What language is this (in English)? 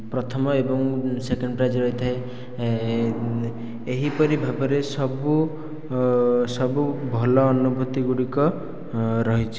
Odia